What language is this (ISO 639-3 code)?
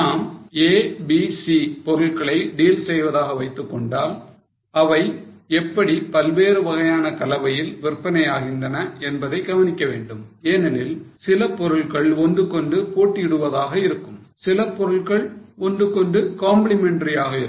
tam